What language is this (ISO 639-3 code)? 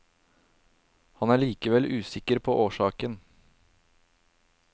nor